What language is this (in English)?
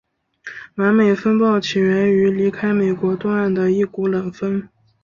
Chinese